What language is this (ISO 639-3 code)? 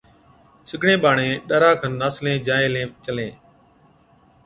odk